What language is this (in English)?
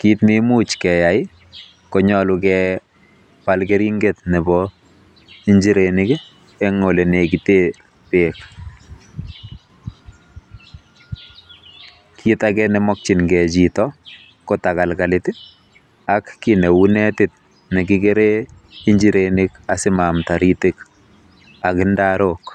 Kalenjin